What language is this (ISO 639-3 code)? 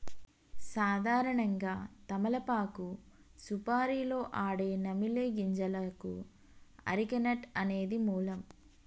tel